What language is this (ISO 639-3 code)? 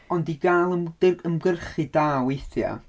cym